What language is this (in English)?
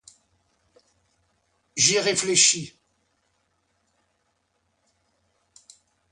French